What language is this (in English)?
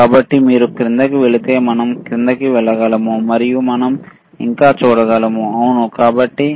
Telugu